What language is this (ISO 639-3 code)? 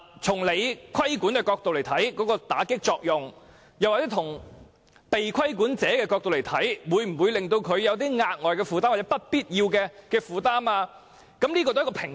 yue